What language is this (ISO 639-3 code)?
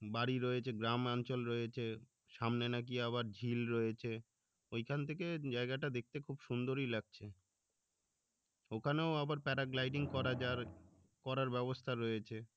ben